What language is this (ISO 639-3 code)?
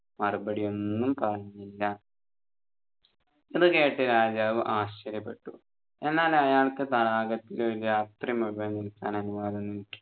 mal